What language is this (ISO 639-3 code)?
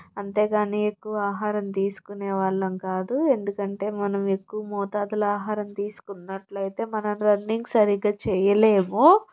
tel